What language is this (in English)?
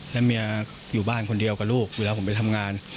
Thai